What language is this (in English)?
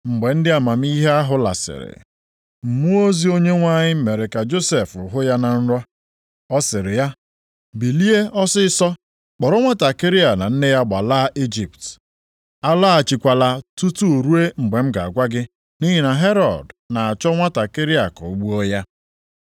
Igbo